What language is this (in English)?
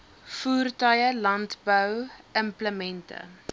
Afrikaans